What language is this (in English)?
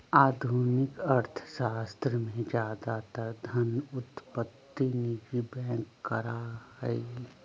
Magahi